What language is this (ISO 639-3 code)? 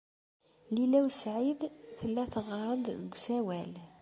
kab